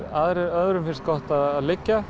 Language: Icelandic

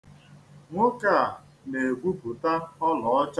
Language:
Igbo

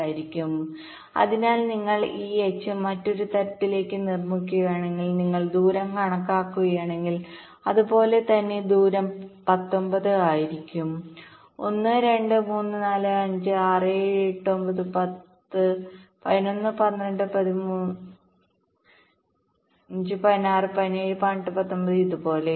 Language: Malayalam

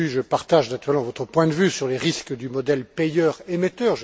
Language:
French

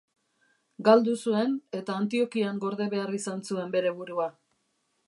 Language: Basque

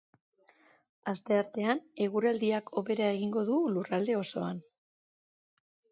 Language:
Basque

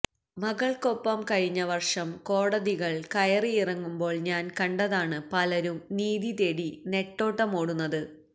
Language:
Malayalam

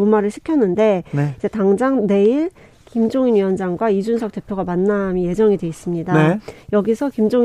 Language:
Korean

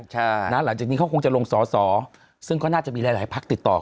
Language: Thai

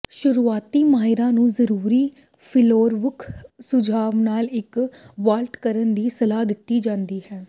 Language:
Punjabi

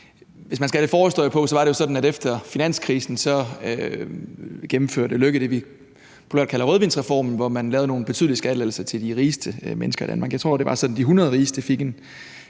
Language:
Danish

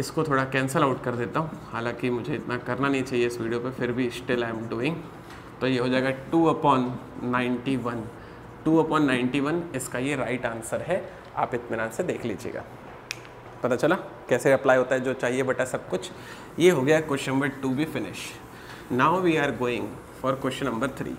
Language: Hindi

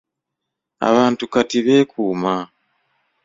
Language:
Ganda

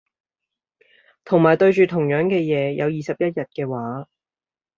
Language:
Cantonese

